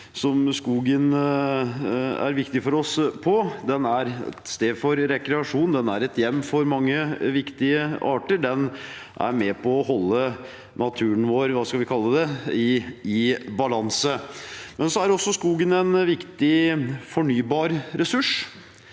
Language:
Norwegian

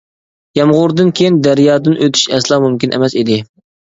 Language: Uyghur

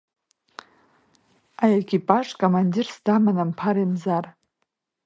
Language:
Abkhazian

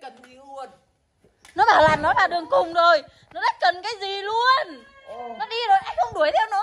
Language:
Vietnamese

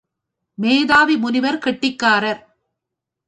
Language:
Tamil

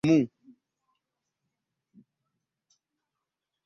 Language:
Ganda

